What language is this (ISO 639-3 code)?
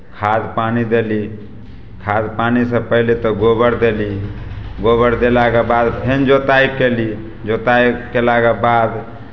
mai